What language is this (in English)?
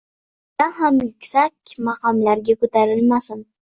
Uzbek